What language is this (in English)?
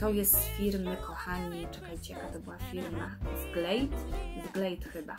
Polish